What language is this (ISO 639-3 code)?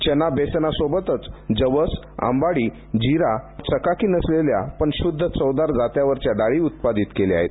mar